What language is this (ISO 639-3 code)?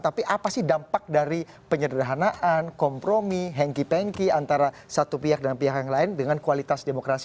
ind